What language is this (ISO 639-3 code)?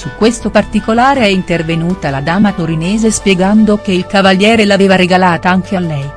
ita